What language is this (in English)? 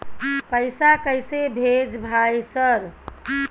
Maithili